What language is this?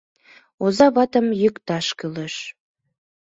Mari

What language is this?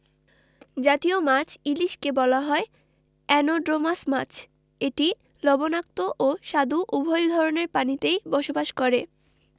Bangla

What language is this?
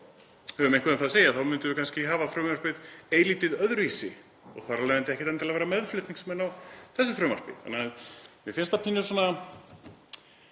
Icelandic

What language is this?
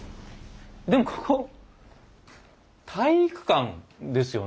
Japanese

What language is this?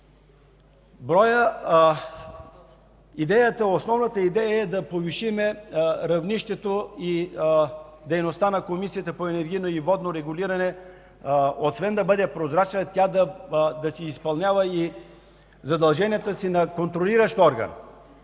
Bulgarian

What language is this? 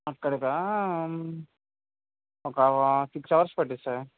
Telugu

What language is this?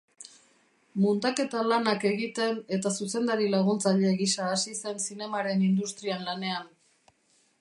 Basque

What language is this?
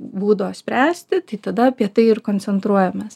Lithuanian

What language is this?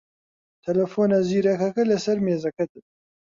Central Kurdish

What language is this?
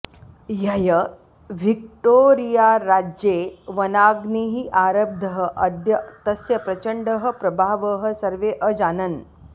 Sanskrit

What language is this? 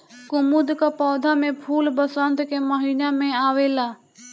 Bhojpuri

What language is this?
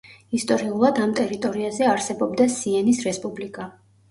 Georgian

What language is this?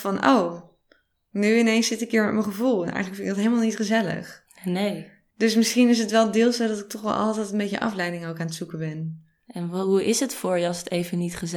Dutch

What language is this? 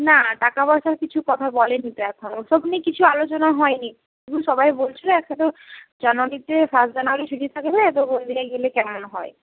Bangla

